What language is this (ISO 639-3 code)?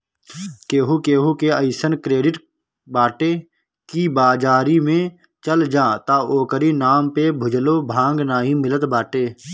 bho